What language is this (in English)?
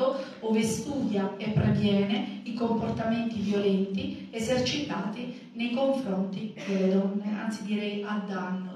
Italian